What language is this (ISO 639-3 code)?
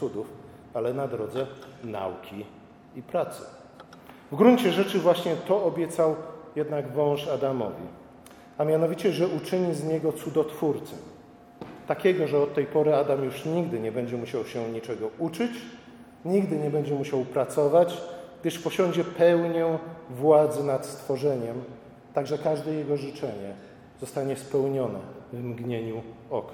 pol